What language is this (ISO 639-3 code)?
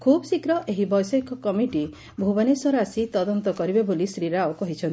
ori